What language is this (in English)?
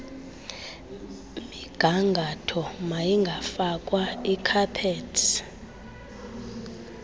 Xhosa